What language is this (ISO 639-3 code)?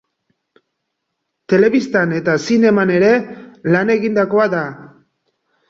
eus